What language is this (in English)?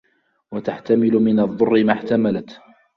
Arabic